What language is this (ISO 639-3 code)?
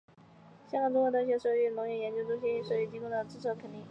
zho